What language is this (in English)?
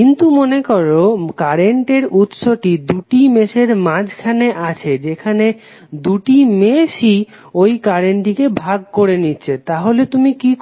Bangla